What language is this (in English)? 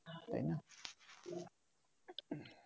Bangla